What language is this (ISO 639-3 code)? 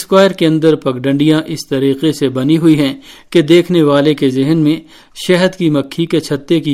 urd